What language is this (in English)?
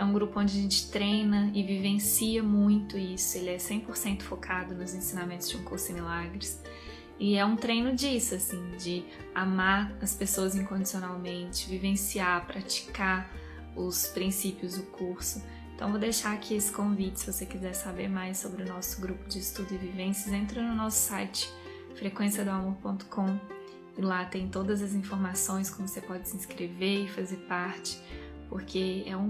Portuguese